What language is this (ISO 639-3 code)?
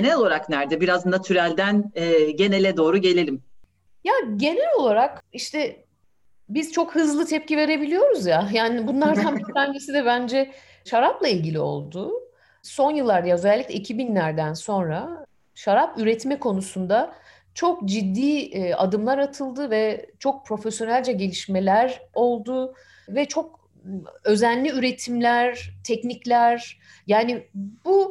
tur